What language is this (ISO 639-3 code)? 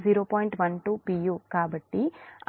tel